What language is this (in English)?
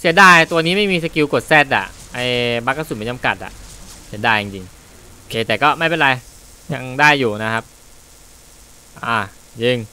Thai